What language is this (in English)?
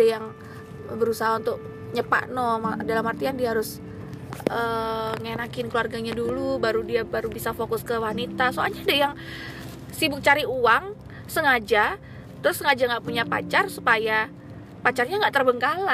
Indonesian